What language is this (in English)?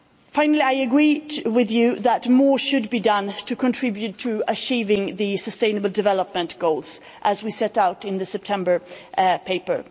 English